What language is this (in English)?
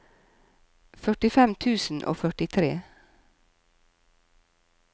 Norwegian